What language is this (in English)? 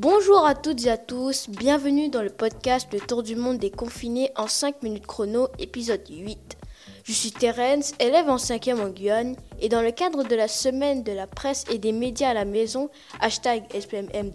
French